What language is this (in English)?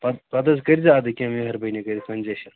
Kashmiri